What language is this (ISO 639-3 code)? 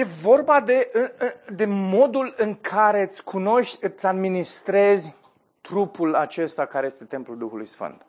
ron